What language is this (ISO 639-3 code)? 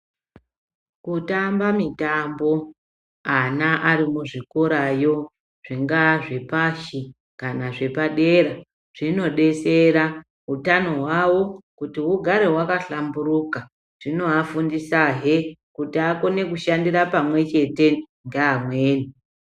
ndc